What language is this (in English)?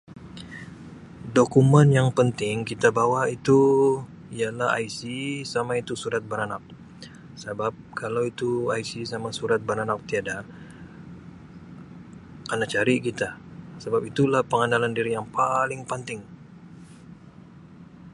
Sabah Malay